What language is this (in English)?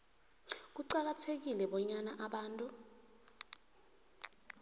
South Ndebele